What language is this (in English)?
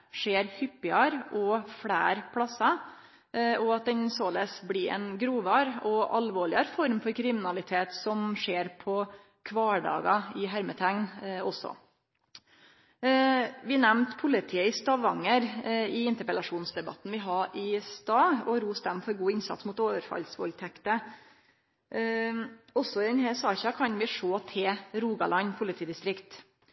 Norwegian Nynorsk